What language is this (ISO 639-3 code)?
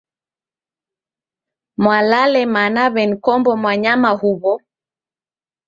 dav